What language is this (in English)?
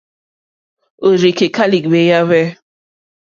Mokpwe